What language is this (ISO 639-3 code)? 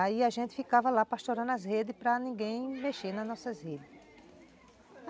por